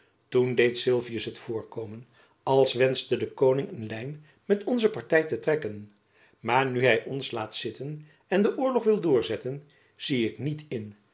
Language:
Dutch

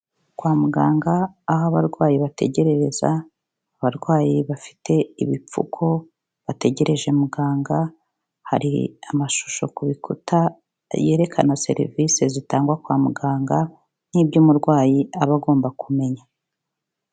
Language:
Kinyarwanda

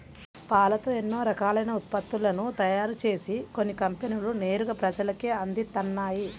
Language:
Telugu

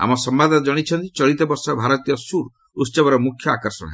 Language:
Odia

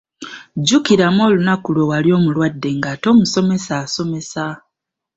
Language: Ganda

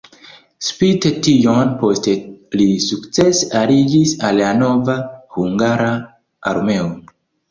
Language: Esperanto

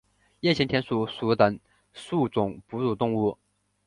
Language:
Chinese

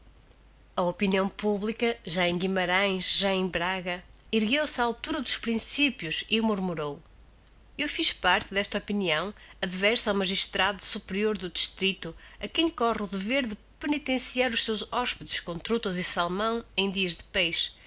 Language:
Portuguese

